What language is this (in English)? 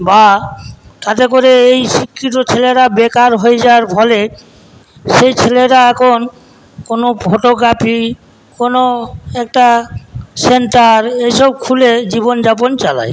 Bangla